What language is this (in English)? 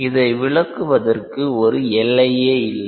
Tamil